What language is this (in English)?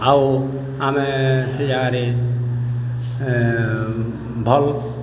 Odia